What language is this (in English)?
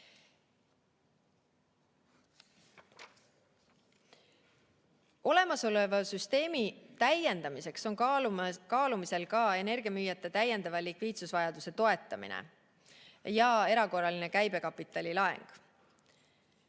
Estonian